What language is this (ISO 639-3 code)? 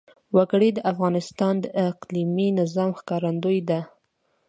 pus